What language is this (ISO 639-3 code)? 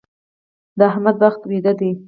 pus